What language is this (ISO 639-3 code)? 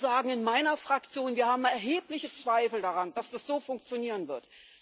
deu